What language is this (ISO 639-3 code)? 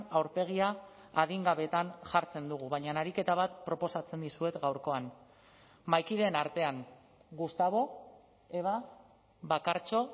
eus